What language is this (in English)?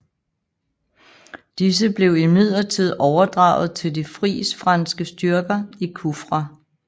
Danish